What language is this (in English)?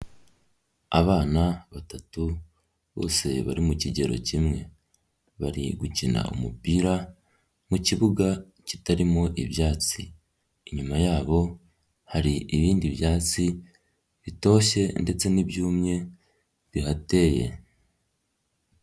Kinyarwanda